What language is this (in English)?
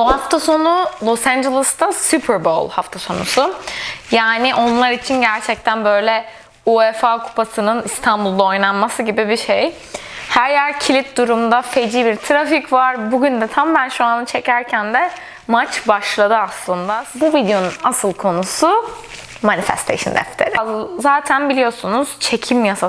Turkish